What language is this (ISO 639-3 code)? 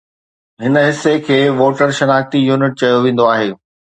snd